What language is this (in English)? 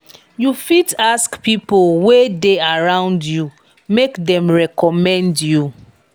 Nigerian Pidgin